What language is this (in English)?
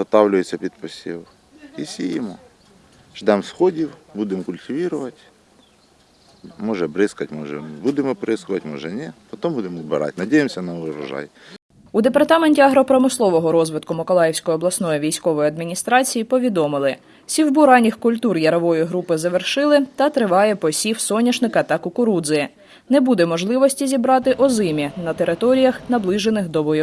Ukrainian